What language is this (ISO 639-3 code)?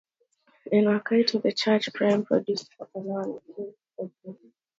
eng